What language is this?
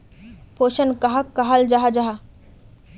Magahi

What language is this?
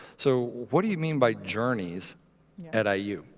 English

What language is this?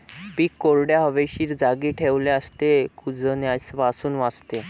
Marathi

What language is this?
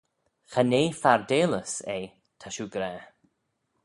Manx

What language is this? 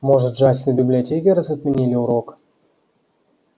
Russian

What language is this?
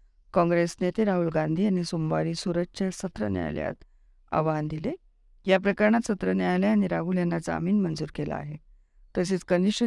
Marathi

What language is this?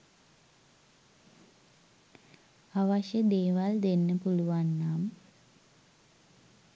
Sinhala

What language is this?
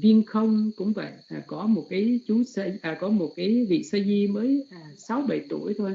Vietnamese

